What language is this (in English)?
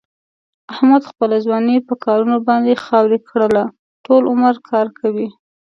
Pashto